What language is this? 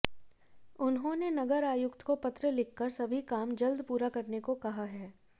Hindi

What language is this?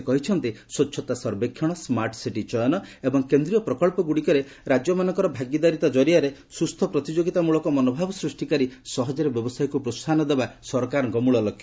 Odia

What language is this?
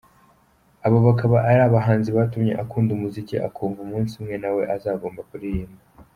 Kinyarwanda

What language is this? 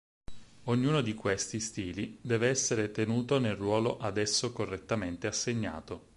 Italian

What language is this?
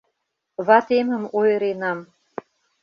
Mari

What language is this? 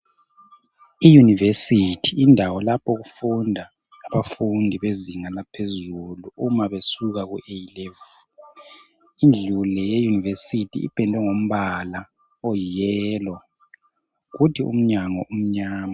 North Ndebele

